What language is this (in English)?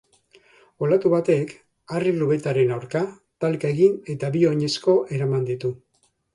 Basque